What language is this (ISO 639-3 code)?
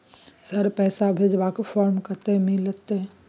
mai